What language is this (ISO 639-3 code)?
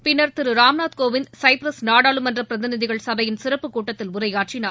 tam